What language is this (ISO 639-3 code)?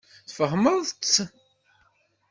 kab